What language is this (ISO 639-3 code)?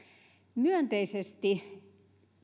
fin